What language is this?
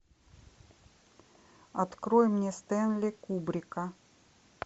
Russian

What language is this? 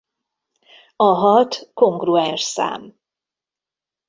Hungarian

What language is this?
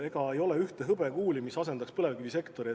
Estonian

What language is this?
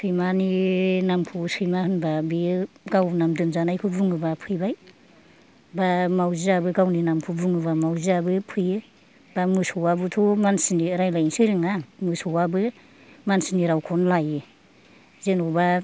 Bodo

